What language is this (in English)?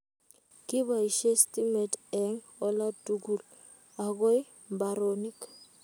Kalenjin